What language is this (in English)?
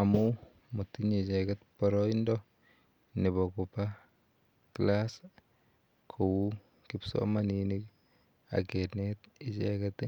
Kalenjin